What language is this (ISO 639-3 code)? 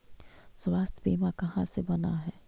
mag